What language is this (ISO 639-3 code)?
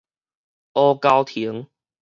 nan